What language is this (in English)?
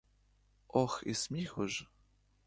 Ukrainian